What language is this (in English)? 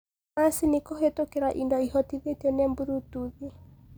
Kikuyu